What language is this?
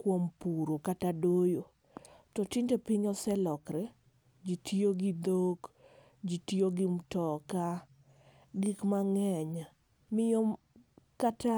Luo (Kenya and Tanzania)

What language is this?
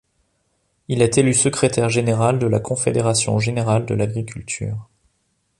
French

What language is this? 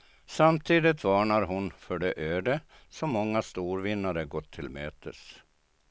Swedish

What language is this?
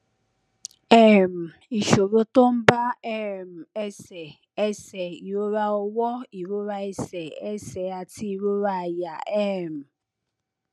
Yoruba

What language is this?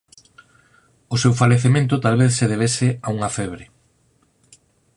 Galician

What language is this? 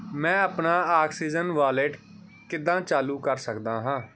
Punjabi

